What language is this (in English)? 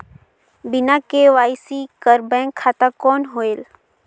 Chhattisgarhi